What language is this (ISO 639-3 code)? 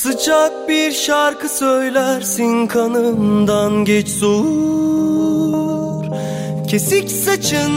tur